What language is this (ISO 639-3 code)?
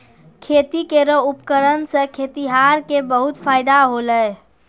mai